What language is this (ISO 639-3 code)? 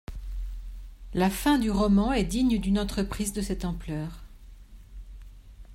fra